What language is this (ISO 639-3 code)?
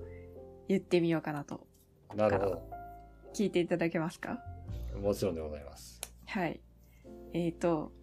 jpn